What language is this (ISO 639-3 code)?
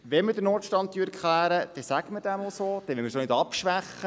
gsw